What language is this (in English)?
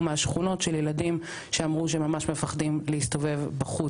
Hebrew